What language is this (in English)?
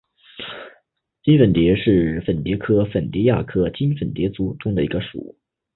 Chinese